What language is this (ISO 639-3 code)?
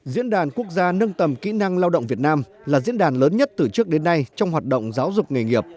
vie